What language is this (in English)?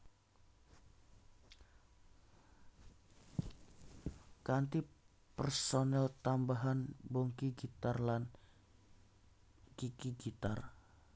Javanese